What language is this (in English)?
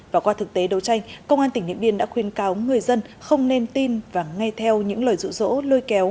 Vietnamese